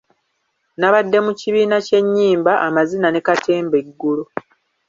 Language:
Ganda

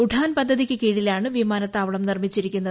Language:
Malayalam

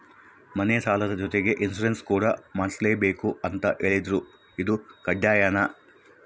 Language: Kannada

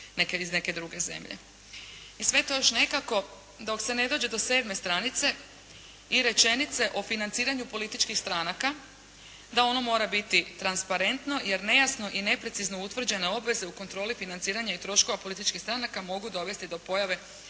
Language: Croatian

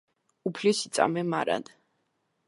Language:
Georgian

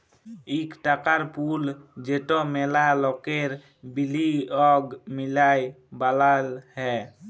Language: Bangla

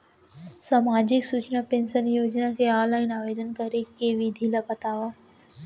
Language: Chhattisgarhi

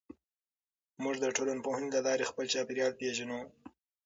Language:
Pashto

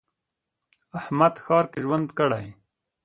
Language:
Pashto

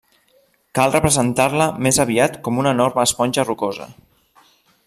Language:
Catalan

